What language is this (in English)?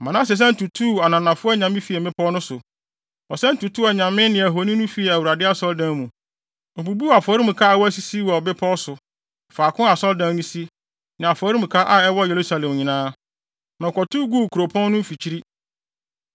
Akan